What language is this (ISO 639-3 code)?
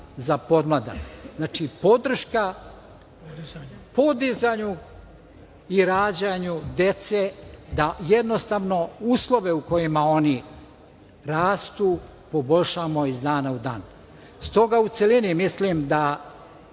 srp